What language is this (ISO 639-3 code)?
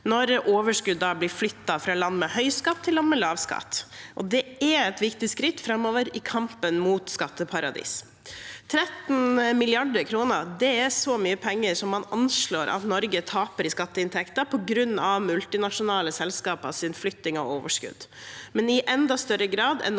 nor